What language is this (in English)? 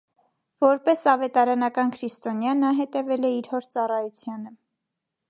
Armenian